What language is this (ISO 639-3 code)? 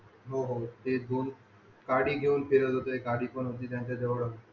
mar